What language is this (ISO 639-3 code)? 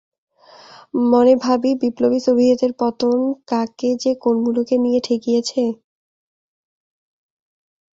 ben